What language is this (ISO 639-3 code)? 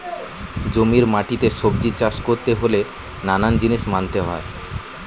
ben